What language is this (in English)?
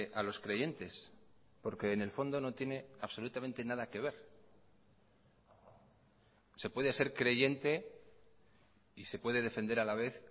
Spanish